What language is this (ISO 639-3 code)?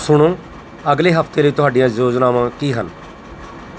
pan